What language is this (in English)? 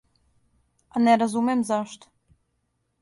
Serbian